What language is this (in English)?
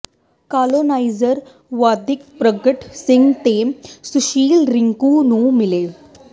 Punjabi